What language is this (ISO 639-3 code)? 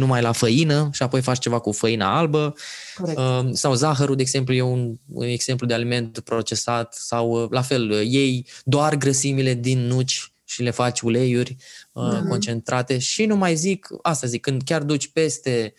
ron